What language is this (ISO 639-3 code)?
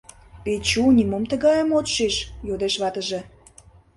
chm